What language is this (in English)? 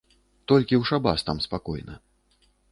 Belarusian